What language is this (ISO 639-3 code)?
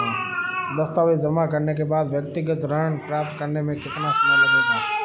hin